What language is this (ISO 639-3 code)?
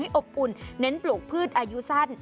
tha